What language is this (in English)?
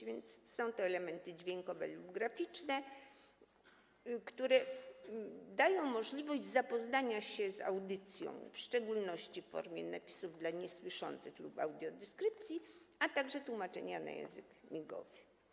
Polish